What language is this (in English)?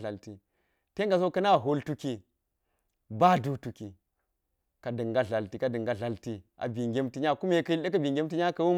Geji